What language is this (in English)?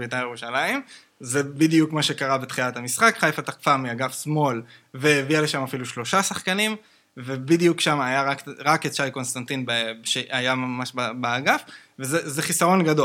Hebrew